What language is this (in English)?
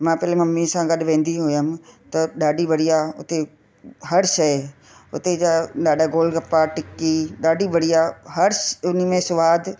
Sindhi